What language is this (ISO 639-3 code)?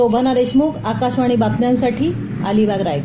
mar